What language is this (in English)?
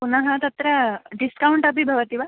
Sanskrit